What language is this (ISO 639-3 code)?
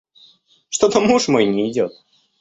rus